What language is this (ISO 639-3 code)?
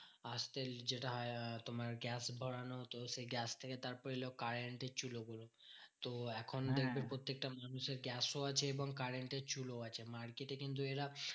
ben